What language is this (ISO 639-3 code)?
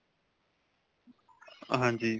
pan